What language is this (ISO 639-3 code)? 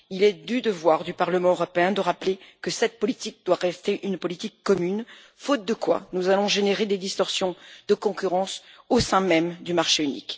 fra